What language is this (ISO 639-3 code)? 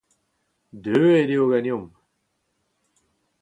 bre